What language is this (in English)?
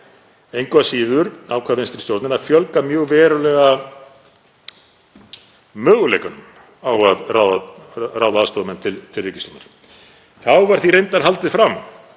Icelandic